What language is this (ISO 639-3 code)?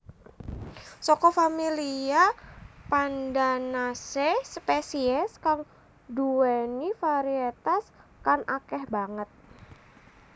jav